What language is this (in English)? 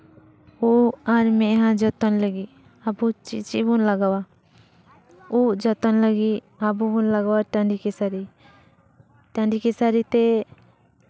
Santali